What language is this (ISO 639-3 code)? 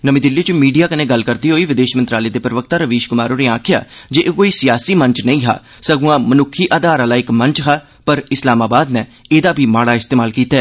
doi